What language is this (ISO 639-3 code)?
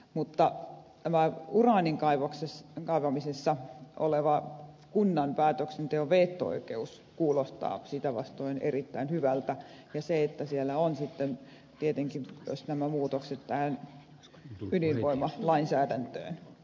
fin